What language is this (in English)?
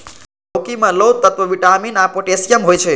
Maithili